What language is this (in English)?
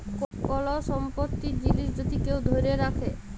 Bangla